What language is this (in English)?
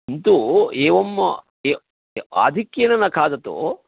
Sanskrit